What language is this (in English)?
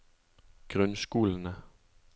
Norwegian